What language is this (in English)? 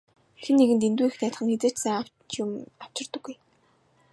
Mongolian